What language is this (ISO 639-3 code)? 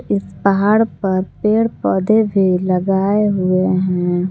hin